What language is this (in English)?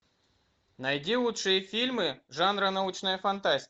Russian